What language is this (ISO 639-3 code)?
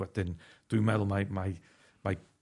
cym